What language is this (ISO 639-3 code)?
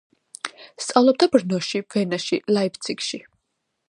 kat